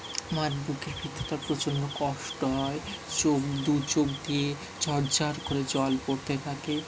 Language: Bangla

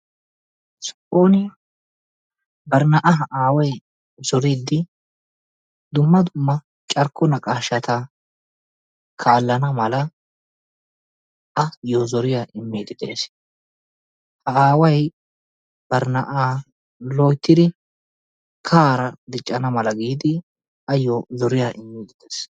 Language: Wolaytta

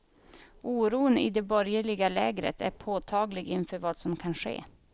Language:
Swedish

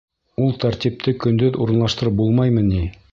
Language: Bashkir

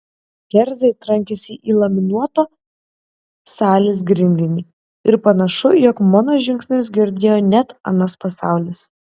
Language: Lithuanian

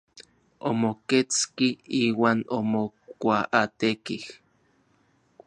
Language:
Orizaba Nahuatl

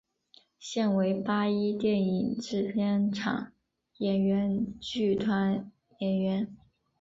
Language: Chinese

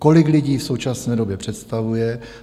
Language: Czech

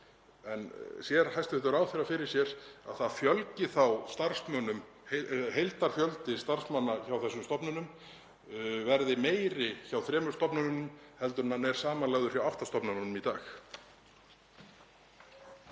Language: Icelandic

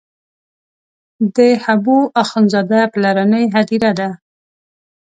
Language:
Pashto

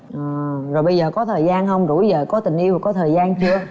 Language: Vietnamese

